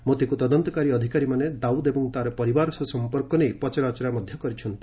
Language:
Odia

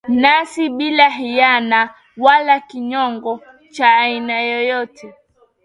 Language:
Swahili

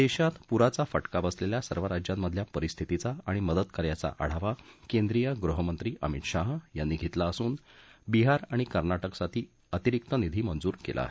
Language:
Marathi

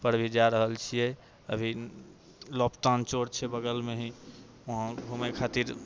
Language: Maithili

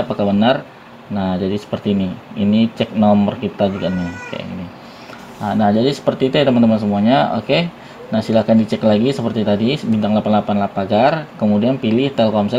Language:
Indonesian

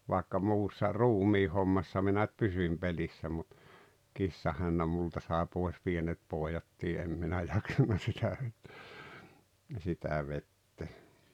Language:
Finnish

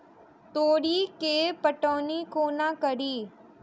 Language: Maithili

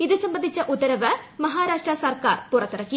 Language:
Malayalam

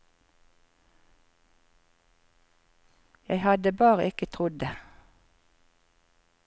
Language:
Norwegian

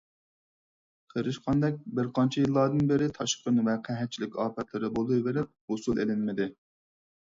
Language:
Uyghur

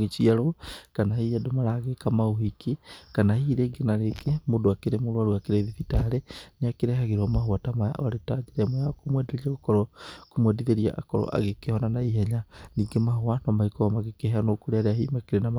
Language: Kikuyu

